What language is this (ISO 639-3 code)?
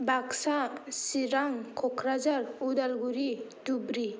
brx